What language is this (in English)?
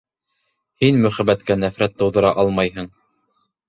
Bashkir